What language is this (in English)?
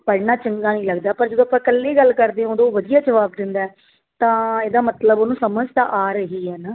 Punjabi